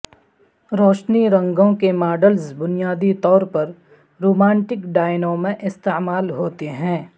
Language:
Urdu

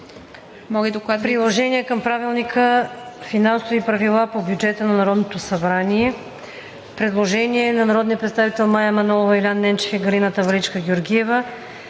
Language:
Bulgarian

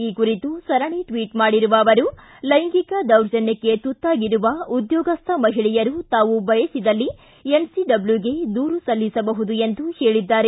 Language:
Kannada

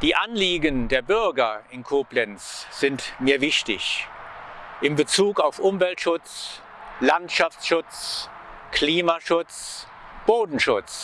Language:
German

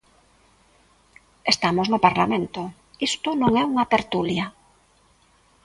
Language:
Galician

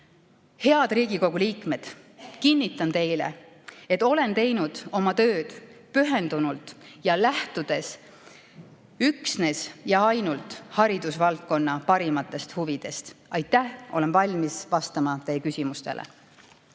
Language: Estonian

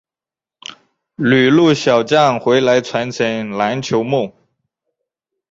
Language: Chinese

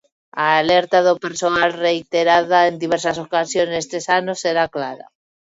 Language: Galician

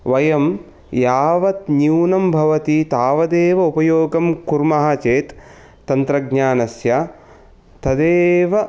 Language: Sanskrit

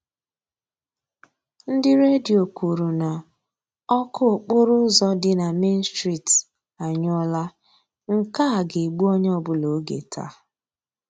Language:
Igbo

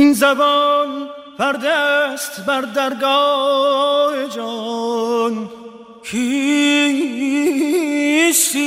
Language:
Persian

